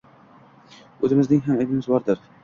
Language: Uzbek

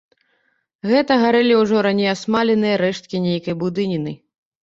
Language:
Belarusian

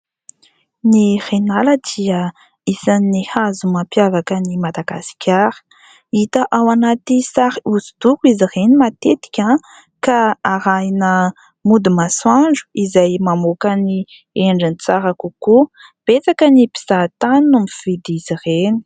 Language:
Malagasy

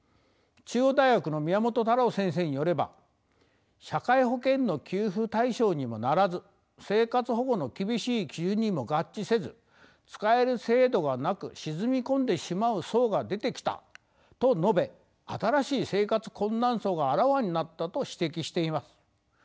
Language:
Japanese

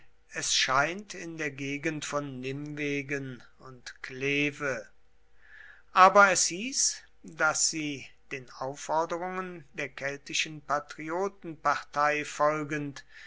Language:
German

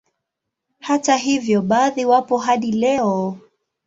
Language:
Swahili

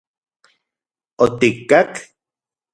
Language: Central Puebla Nahuatl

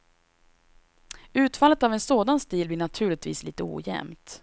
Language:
Swedish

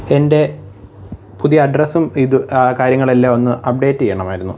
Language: Malayalam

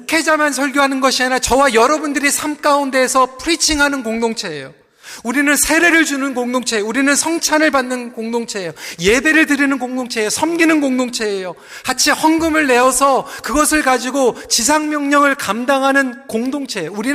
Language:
Korean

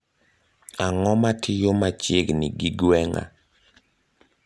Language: Luo (Kenya and Tanzania)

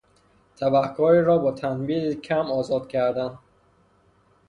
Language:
Persian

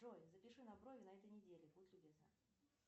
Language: Russian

